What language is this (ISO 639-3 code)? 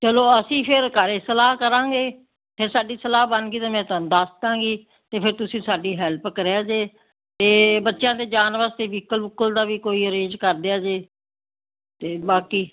pan